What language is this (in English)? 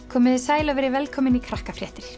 Icelandic